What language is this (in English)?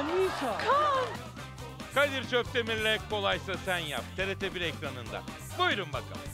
Turkish